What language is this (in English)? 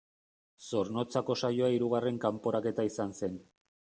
Basque